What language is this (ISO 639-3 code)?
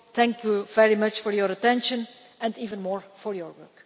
eng